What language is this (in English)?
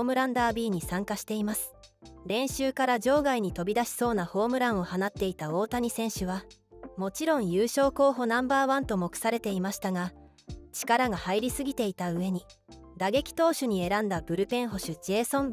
Japanese